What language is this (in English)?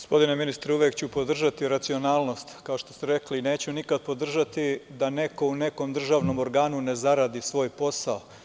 Serbian